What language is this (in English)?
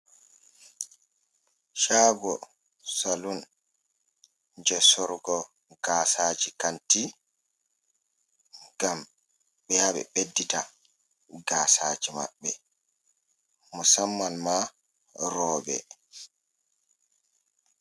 Fula